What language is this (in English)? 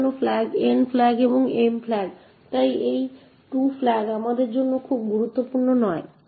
Bangla